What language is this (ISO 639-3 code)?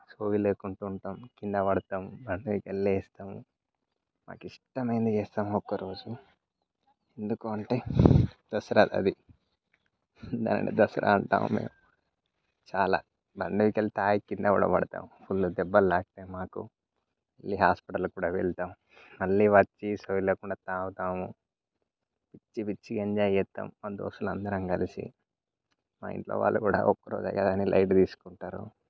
tel